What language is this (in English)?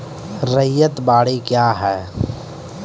Maithili